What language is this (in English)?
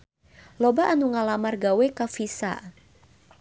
Sundanese